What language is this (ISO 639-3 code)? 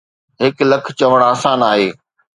snd